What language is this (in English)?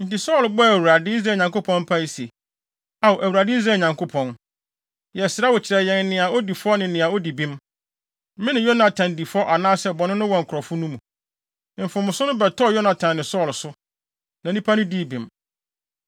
Akan